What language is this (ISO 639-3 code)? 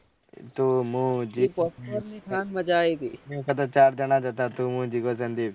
guj